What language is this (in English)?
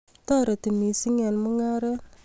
Kalenjin